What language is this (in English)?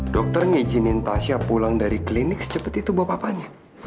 Indonesian